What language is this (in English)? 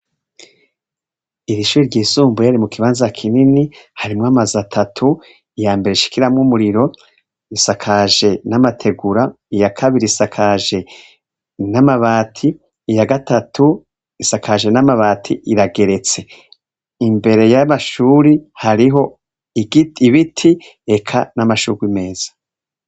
Rundi